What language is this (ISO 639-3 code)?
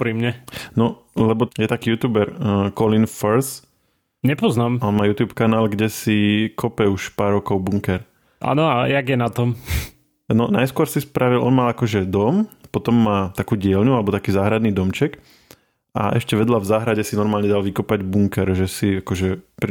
slk